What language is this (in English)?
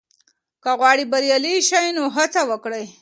Pashto